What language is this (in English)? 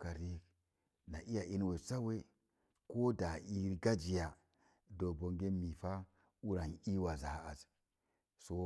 Mom Jango